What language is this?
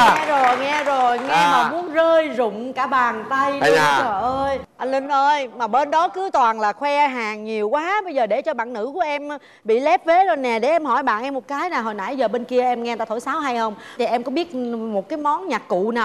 Vietnamese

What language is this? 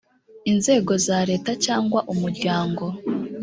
Kinyarwanda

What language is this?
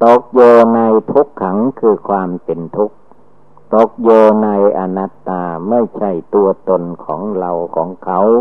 Thai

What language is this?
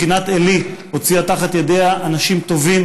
Hebrew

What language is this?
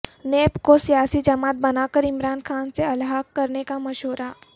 Urdu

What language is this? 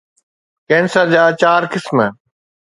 Sindhi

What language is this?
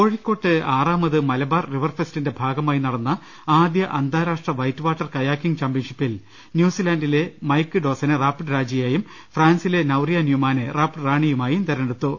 Malayalam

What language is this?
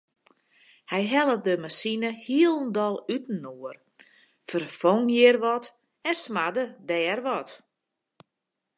Western Frisian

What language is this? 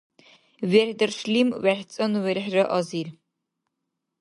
Dargwa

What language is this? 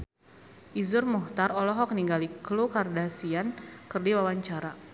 Sundanese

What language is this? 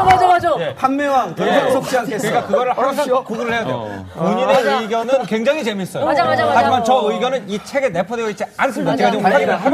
Korean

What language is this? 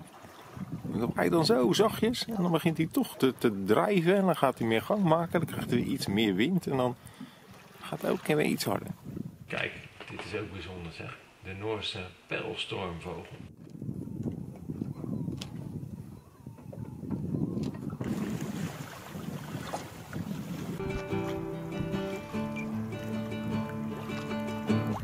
Dutch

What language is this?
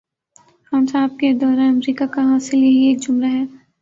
Urdu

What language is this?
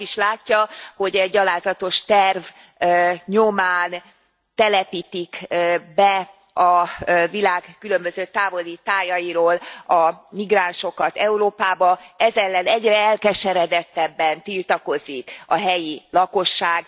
Hungarian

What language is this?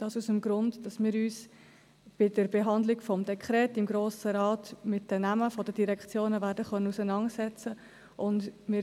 Swiss German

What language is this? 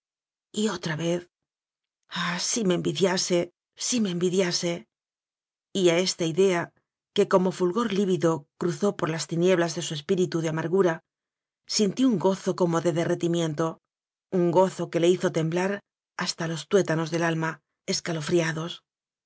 Spanish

